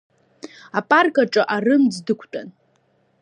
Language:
Abkhazian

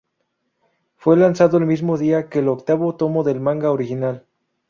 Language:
Spanish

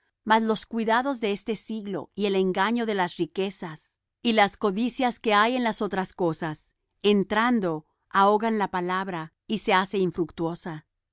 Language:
Spanish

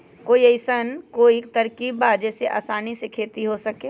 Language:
Magahi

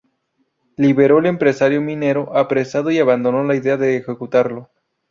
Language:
Spanish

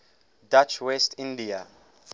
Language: English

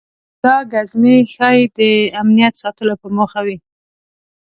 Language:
Pashto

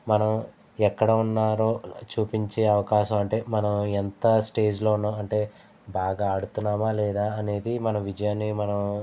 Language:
Telugu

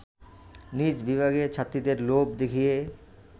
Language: Bangla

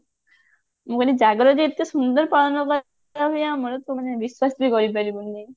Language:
Odia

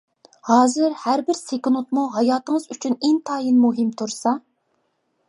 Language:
Uyghur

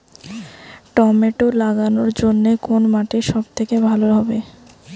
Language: Bangla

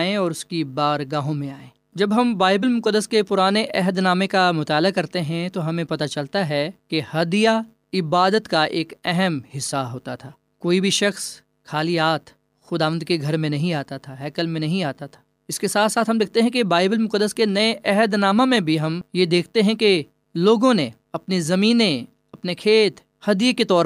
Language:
Urdu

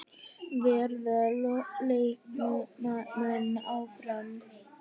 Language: Icelandic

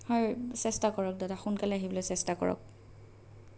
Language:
Assamese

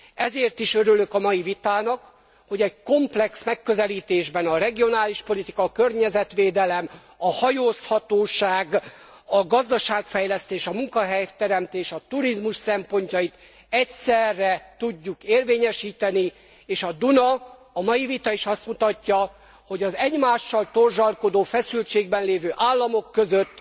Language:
Hungarian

